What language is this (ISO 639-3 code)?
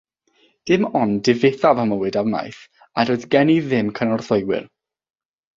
cym